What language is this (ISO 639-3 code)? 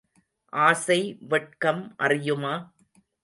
tam